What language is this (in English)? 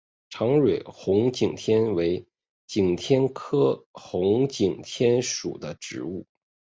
Chinese